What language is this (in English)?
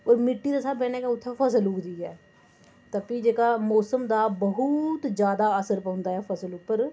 Dogri